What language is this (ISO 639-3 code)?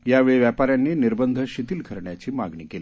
mar